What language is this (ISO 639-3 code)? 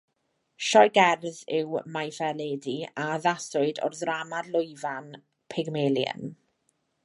cym